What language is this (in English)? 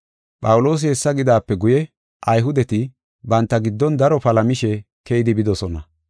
Gofa